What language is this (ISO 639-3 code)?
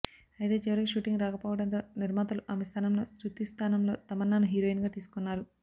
tel